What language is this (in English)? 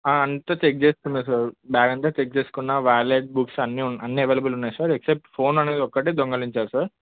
Telugu